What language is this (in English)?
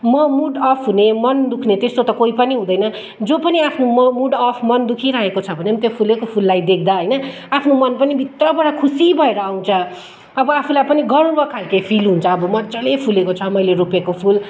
Nepali